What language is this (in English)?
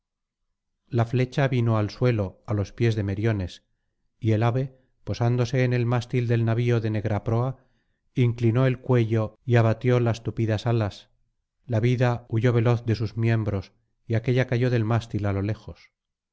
Spanish